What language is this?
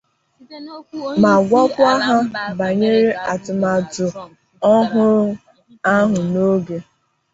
Igbo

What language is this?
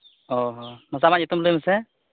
Santali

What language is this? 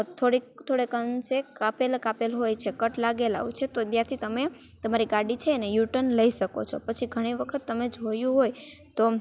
Gujarati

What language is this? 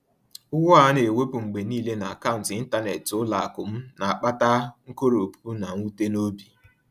Igbo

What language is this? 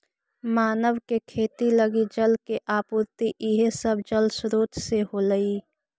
Magahi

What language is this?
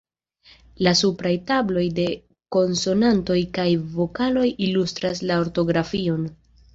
Esperanto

